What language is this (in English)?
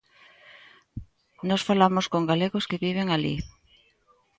Galician